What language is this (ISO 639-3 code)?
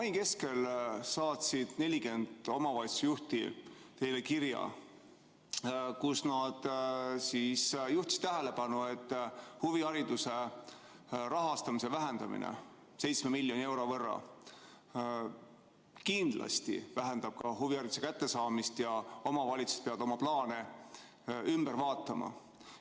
est